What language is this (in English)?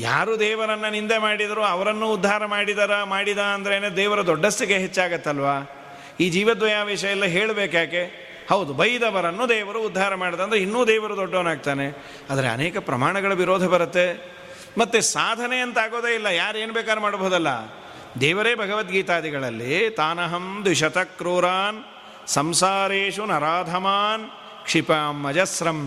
Kannada